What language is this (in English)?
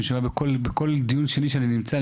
Hebrew